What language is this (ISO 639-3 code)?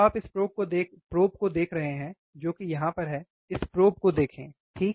hin